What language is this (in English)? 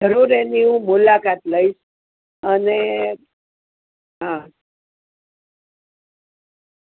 Gujarati